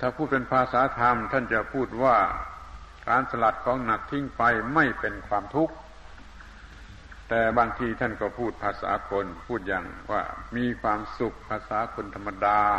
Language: Thai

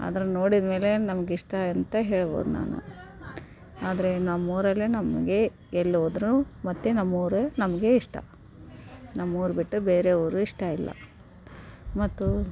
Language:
Kannada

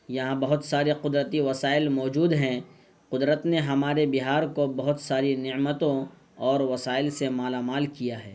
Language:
Urdu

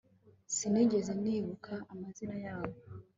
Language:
Kinyarwanda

